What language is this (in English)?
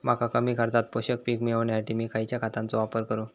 Marathi